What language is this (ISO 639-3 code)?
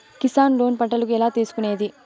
tel